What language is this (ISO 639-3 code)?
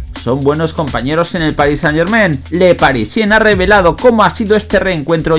spa